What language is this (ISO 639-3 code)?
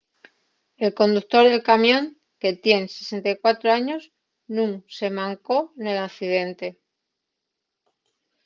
ast